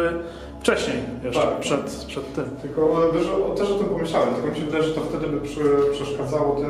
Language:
Polish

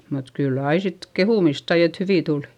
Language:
Finnish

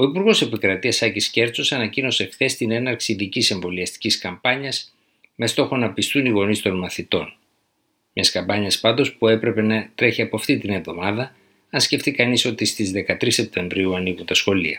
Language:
Greek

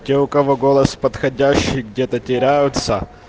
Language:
Russian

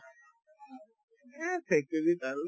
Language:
Assamese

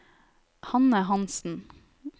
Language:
Norwegian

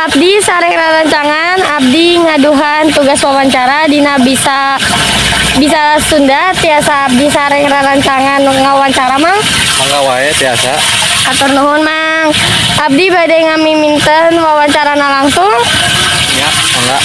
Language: Indonesian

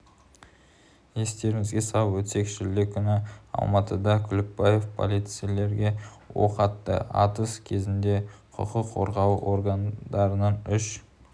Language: Kazakh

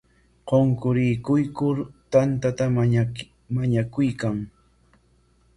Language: Corongo Ancash Quechua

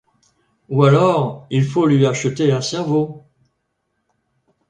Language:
French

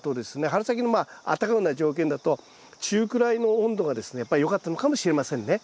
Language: Japanese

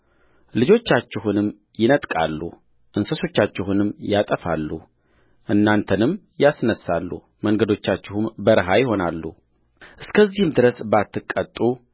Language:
Amharic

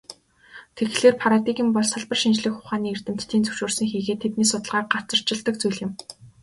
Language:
Mongolian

